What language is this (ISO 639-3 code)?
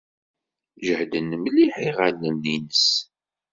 kab